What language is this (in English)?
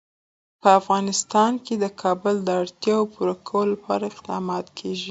Pashto